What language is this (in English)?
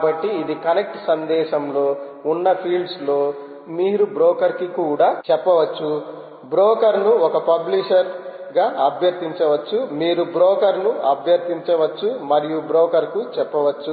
Telugu